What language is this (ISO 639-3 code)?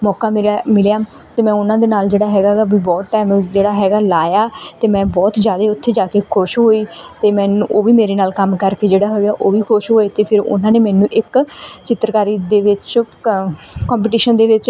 pan